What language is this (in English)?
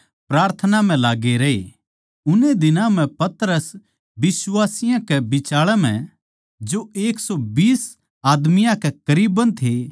Haryanvi